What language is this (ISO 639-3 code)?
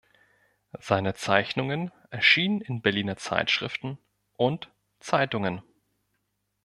deu